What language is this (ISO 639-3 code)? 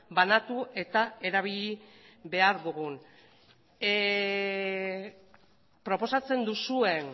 eus